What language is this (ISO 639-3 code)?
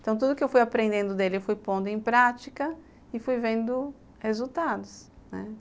por